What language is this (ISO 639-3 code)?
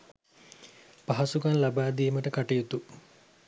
sin